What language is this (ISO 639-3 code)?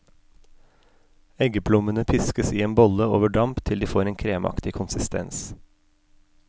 nor